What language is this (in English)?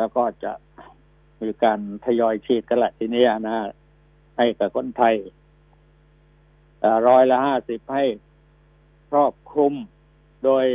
Thai